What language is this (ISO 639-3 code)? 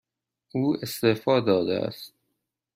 fas